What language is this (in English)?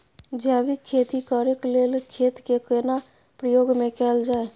Maithili